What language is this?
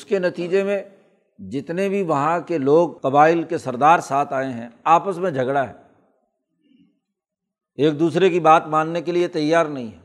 Urdu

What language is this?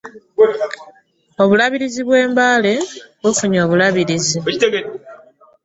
Ganda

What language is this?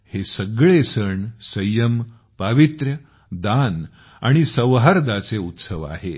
Marathi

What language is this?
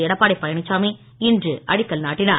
Tamil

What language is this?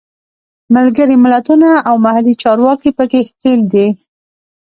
Pashto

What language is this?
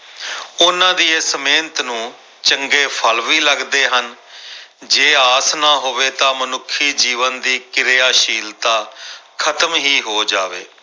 Punjabi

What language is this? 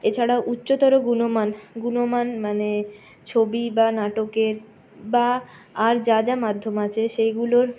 Bangla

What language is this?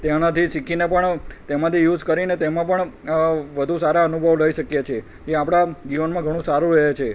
Gujarati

